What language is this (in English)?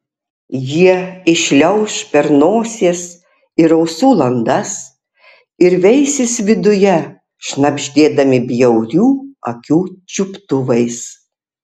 Lithuanian